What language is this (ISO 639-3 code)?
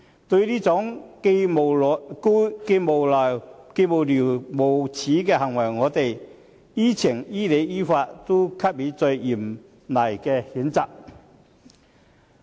yue